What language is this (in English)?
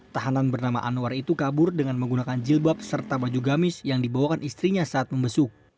Indonesian